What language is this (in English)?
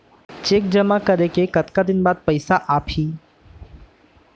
Chhattisgarhi